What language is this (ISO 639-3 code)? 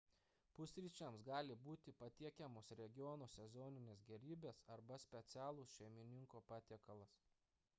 lit